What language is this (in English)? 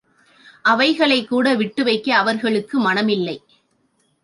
Tamil